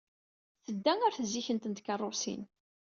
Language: Kabyle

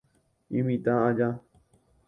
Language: Guarani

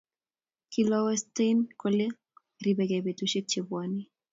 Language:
Kalenjin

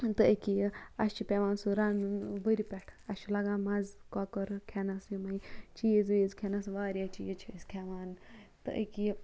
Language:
Kashmiri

